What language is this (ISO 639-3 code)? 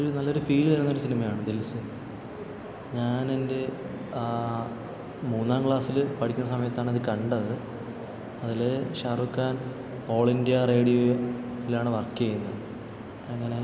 mal